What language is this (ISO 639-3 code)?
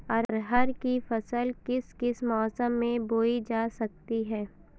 hin